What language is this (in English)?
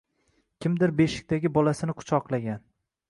Uzbek